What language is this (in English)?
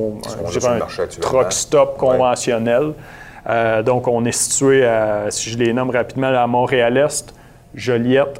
French